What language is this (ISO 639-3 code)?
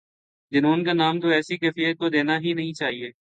urd